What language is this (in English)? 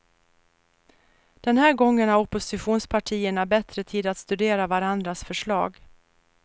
Swedish